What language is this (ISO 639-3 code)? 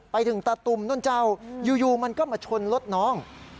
tha